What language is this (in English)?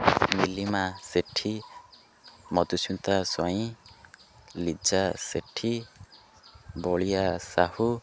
Odia